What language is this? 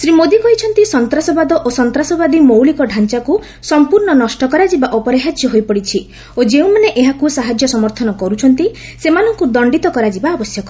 Odia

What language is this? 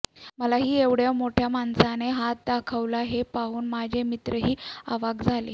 Marathi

